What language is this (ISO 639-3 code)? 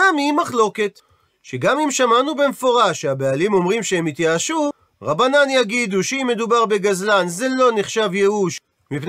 heb